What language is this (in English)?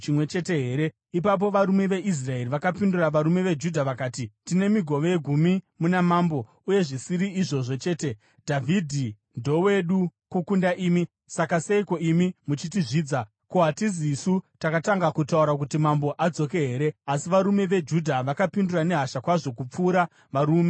Shona